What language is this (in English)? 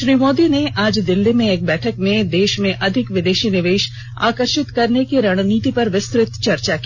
Hindi